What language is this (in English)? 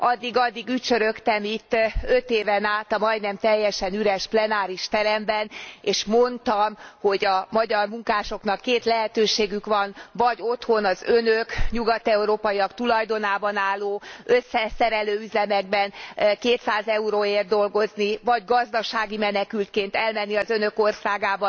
Hungarian